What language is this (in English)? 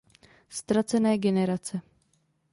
Czech